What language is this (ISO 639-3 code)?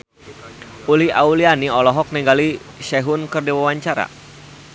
sun